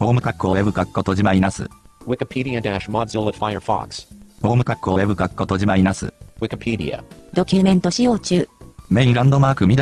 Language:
Japanese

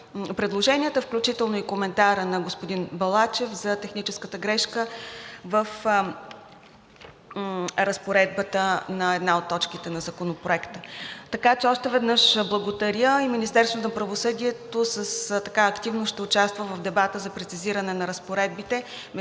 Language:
Bulgarian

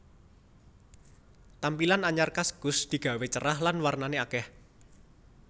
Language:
Javanese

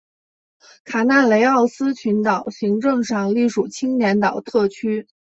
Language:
Chinese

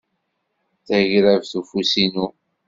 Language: Kabyle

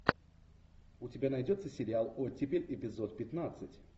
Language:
Russian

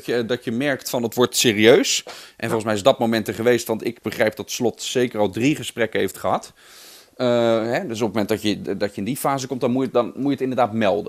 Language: Dutch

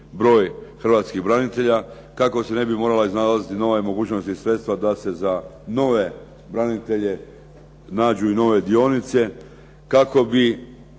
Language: Croatian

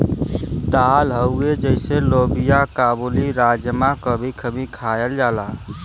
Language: Bhojpuri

